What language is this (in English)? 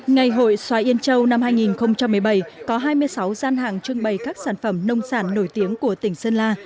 Vietnamese